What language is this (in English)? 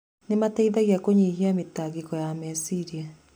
Kikuyu